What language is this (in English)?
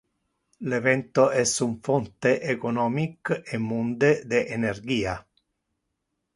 Interlingua